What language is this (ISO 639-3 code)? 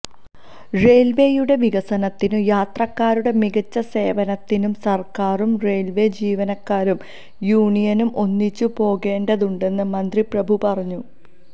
mal